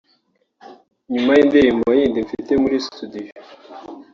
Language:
Kinyarwanda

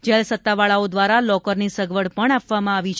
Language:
Gujarati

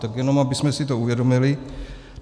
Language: Czech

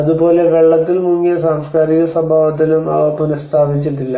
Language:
Malayalam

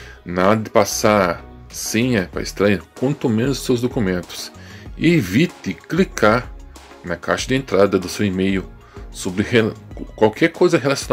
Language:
Portuguese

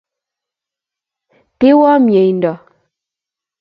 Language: Kalenjin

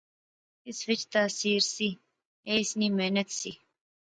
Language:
Pahari-Potwari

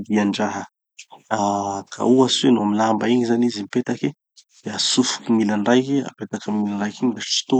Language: Tanosy Malagasy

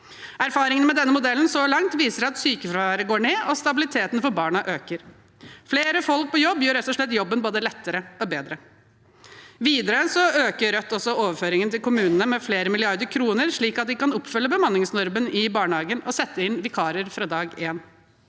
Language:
Norwegian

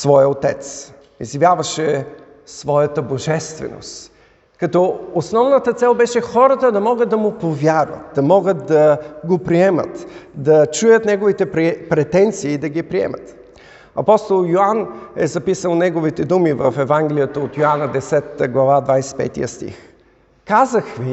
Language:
Bulgarian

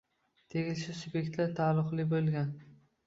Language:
Uzbek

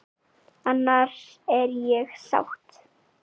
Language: Icelandic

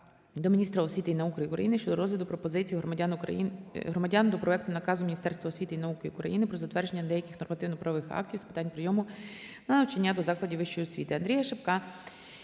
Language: Ukrainian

